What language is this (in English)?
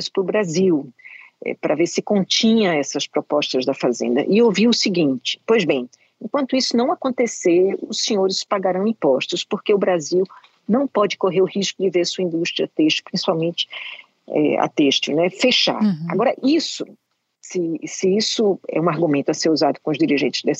Portuguese